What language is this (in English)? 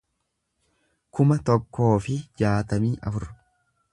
Oromo